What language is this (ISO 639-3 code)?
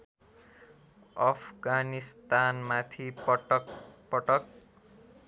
nep